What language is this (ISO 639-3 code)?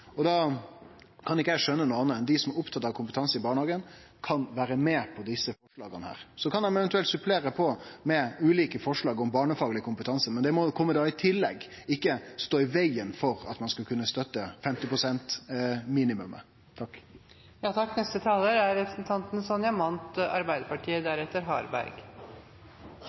nor